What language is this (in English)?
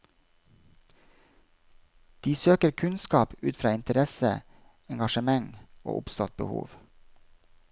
Norwegian